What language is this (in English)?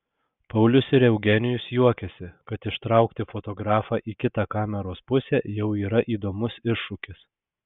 Lithuanian